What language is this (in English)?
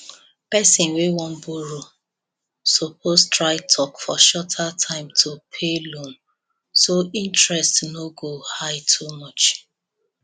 Nigerian Pidgin